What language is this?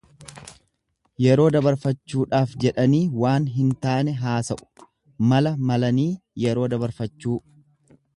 Oromo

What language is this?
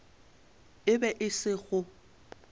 Northern Sotho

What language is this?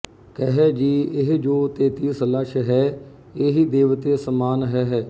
Punjabi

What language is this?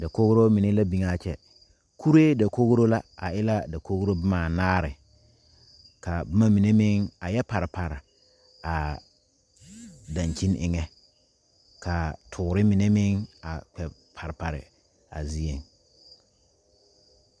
Southern Dagaare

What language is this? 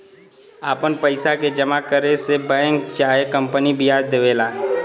Bhojpuri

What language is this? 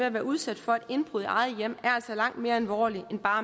Danish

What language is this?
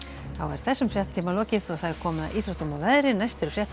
Icelandic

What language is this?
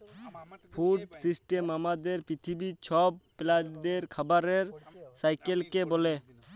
Bangla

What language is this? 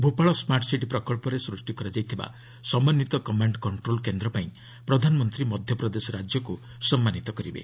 Odia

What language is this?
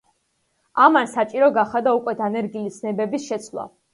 Georgian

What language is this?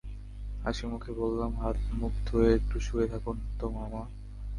Bangla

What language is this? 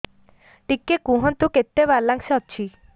Odia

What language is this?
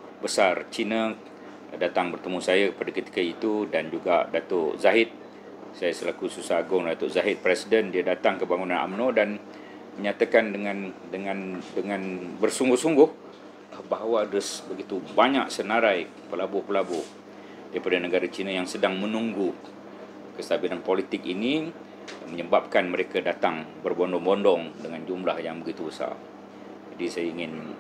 Malay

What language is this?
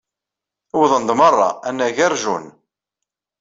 Kabyle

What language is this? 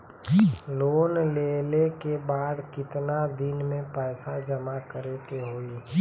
Bhojpuri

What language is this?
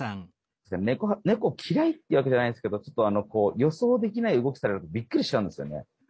Japanese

